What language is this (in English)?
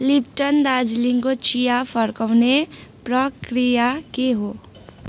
Nepali